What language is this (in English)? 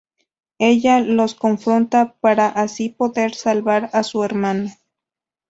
Spanish